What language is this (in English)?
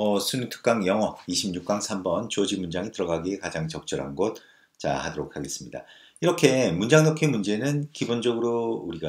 Korean